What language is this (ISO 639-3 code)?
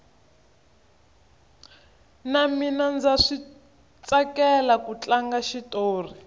tso